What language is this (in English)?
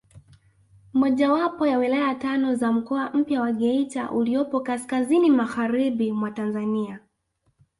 Swahili